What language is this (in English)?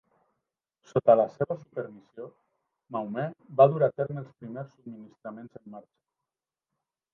Catalan